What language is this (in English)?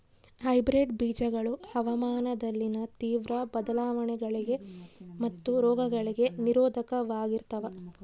Kannada